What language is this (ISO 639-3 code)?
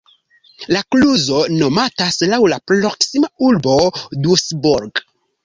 epo